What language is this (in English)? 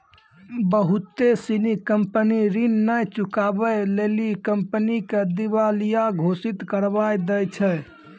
Maithili